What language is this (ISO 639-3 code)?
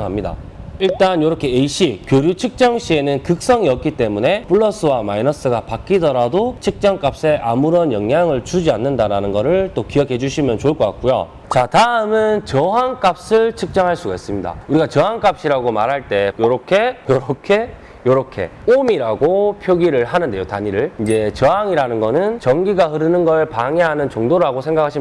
kor